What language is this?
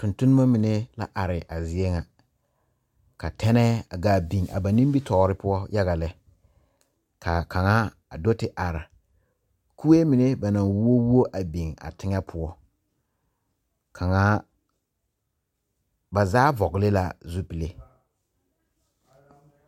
Southern Dagaare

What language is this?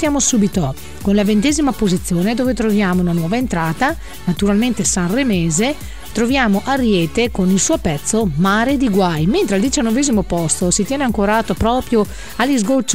Italian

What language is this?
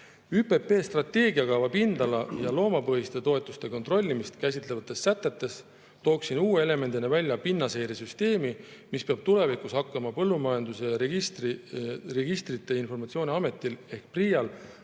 Estonian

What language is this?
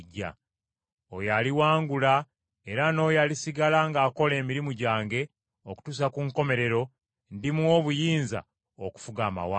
Ganda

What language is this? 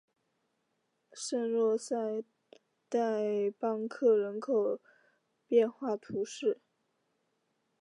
Chinese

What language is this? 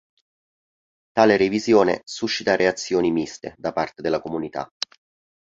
Italian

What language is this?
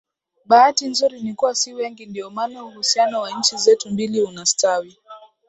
Swahili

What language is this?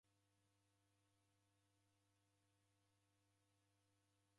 Taita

